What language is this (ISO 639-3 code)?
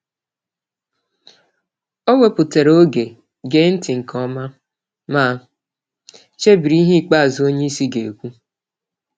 ibo